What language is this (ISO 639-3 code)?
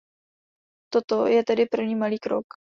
ces